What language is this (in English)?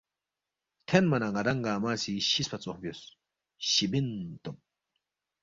Balti